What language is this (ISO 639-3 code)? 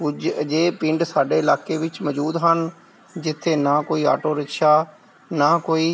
pan